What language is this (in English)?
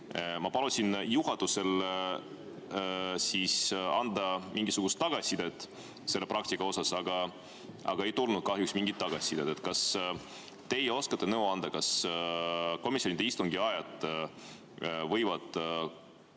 Estonian